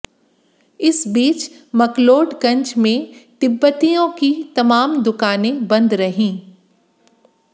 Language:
Hindi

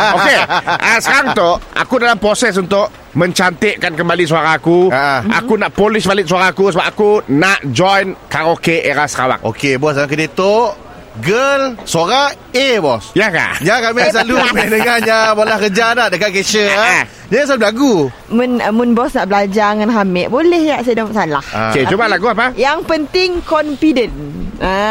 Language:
Malay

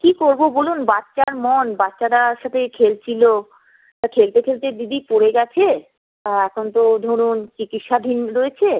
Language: Bangla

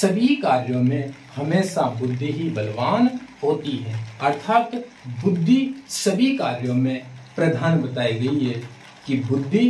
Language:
Hindi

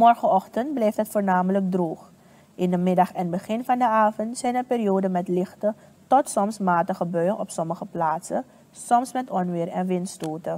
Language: Dutch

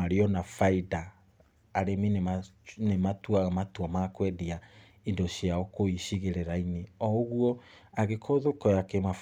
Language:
Kikuyu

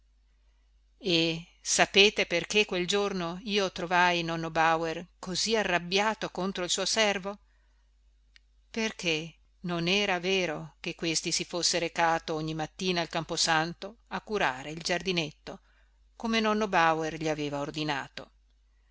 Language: Italian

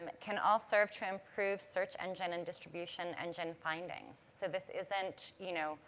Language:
English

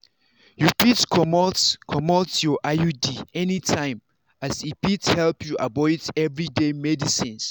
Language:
Nigerian Pidgin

